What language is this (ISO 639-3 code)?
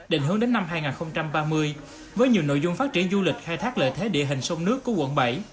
vie